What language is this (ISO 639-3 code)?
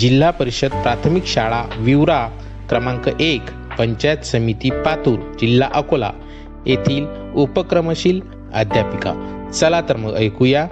mar